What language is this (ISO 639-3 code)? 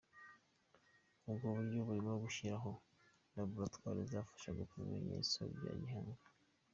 kin